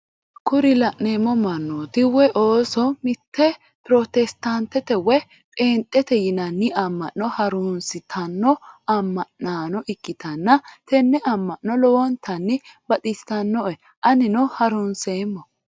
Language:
Sidamo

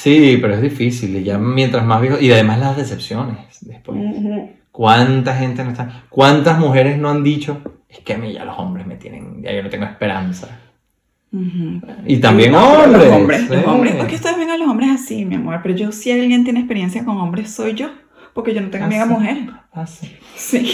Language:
Spanish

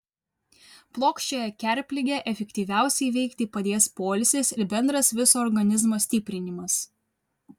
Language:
Lithuanian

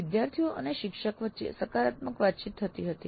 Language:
Gujarati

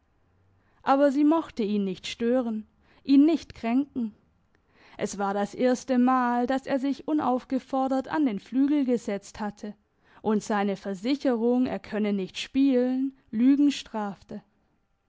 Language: German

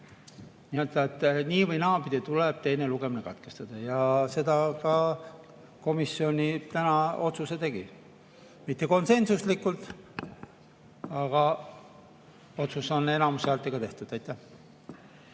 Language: Estonian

